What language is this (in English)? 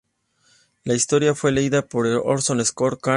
Spanish